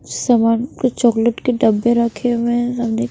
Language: Hindi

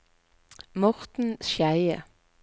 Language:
Norwegian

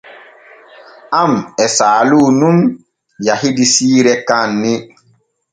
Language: Borgu Fulfulde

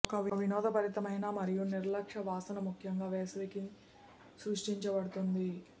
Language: Telugu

